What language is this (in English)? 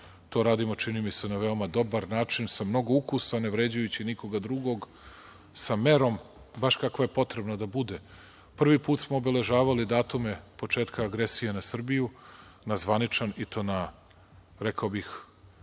Serbian